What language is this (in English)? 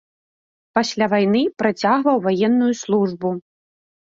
Belarusian